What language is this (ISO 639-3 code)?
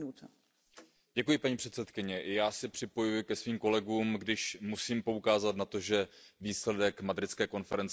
ces